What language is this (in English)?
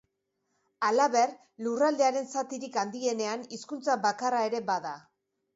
Basque